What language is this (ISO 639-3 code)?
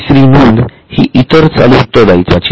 mar